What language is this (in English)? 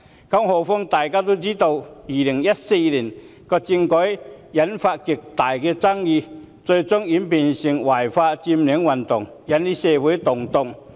Cantonese